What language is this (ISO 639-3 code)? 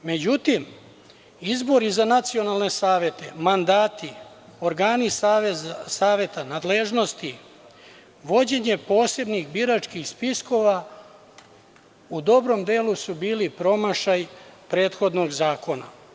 srp